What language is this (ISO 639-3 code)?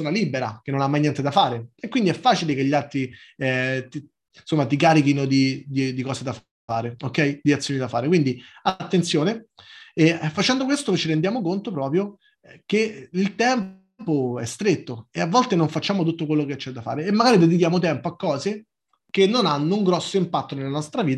ita